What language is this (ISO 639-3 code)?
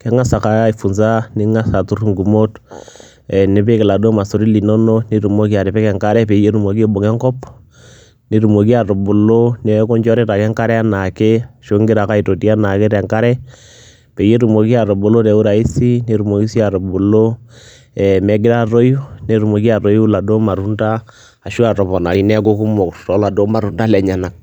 mas